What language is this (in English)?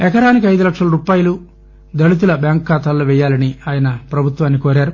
Telugu